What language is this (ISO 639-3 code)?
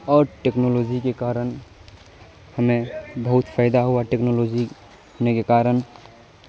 urd